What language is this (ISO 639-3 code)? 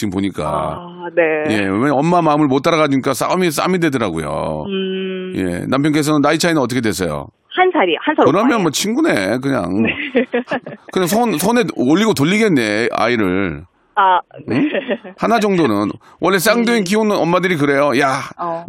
kor